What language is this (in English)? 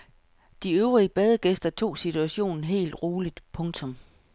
Danish